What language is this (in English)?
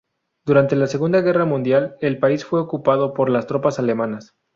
Spanish